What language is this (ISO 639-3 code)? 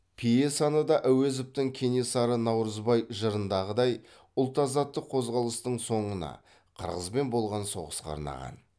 kaz